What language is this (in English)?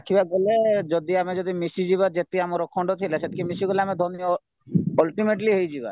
Odia